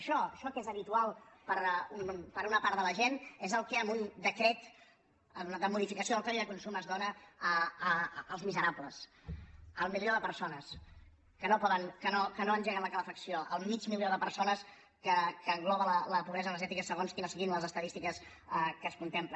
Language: Catalan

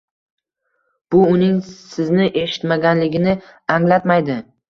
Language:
Uzbek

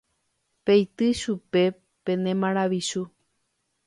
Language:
Guarani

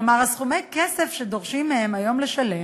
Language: Hebrew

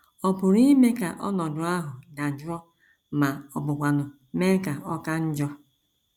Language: Igbo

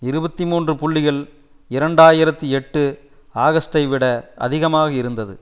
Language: Tamil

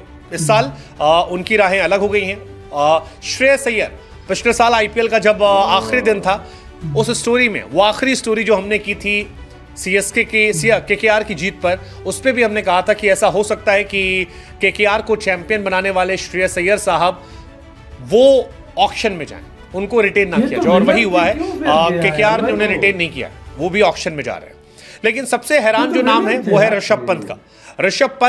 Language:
Hindi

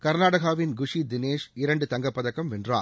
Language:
Tamil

